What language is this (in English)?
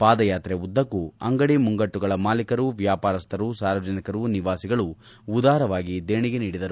Kannada